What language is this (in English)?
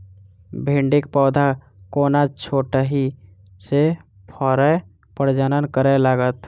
Maithili